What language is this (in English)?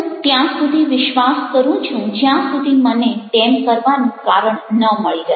Gujarati